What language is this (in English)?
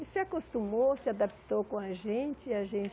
Portuguese